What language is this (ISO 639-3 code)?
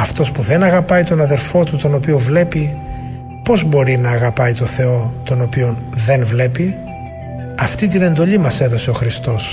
ell